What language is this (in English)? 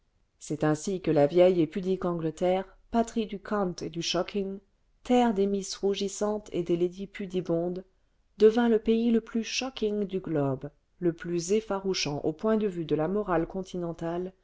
French